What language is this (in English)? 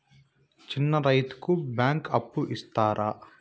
Telugu